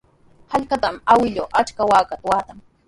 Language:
Sihuas Ancash Quechua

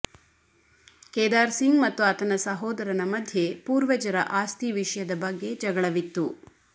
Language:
Kannada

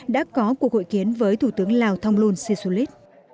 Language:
Vietnamese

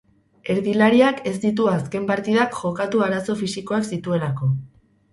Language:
Basque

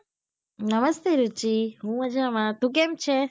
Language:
Gujarati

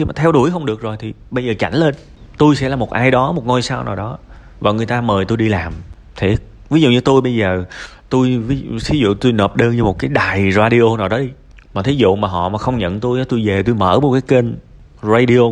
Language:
Vietnamese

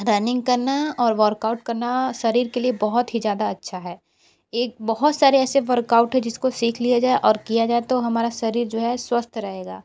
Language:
Hindi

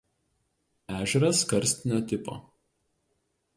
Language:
Lithuanian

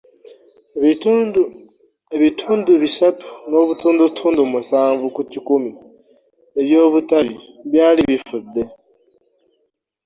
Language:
Ganda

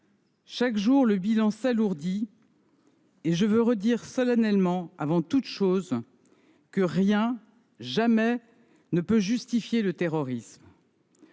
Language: French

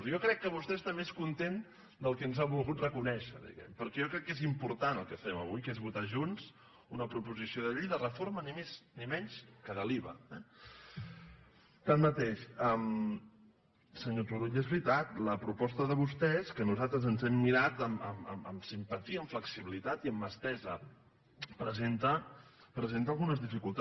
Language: Catalan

